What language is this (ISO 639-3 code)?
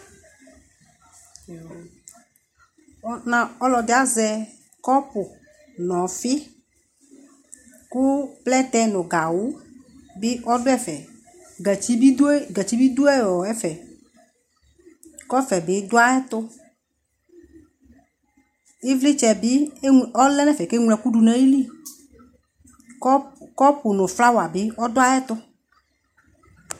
kpo